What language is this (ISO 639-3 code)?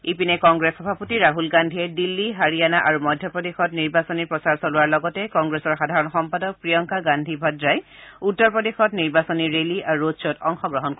asm